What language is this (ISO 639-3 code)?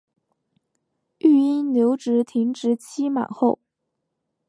zho